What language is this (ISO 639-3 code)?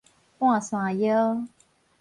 nan